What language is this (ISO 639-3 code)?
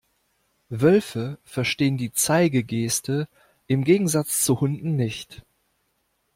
deu